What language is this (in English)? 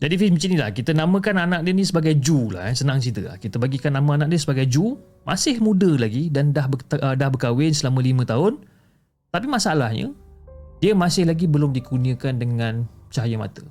Malay